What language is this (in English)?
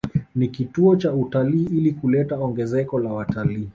Swahili